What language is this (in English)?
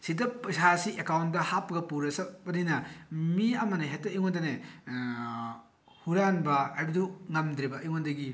Manipuri